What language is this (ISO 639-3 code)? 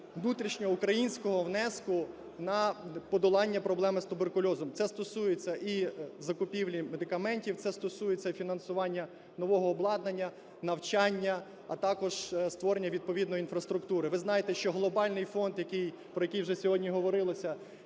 ukr